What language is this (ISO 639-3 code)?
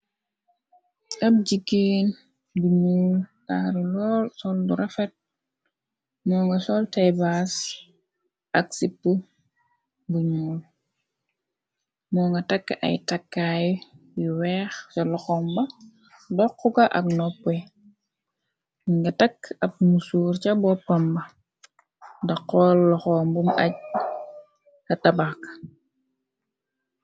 wol